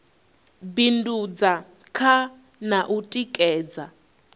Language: Venda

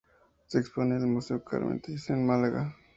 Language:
Spanish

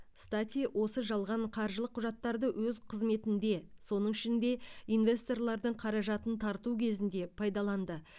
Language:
Kazakh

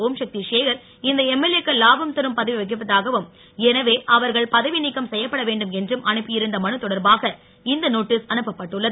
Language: Tamil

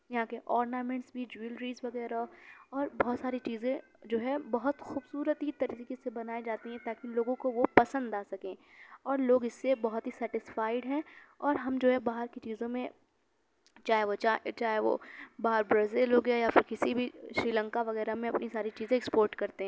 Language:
Urdu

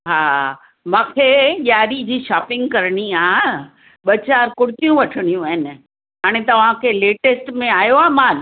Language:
Sindhi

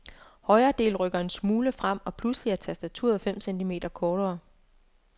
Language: Danish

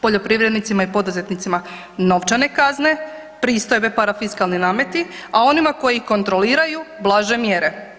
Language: Croatian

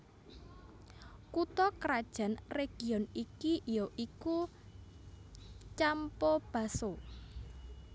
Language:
Javanese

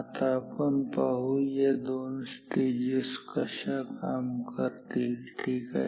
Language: Marathi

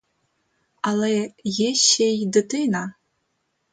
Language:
Ukrainian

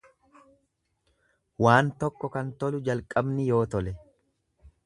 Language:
Oromo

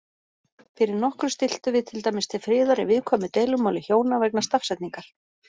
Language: Icelandic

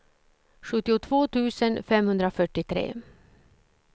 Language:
Swedish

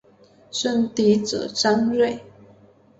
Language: Chinese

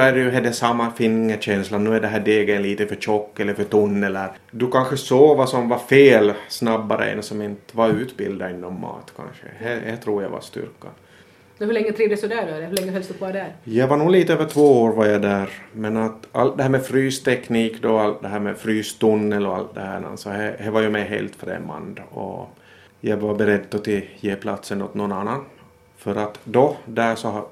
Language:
Swedish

